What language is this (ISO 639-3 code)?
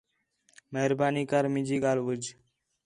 xhe